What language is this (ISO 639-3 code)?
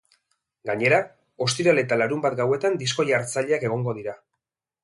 eus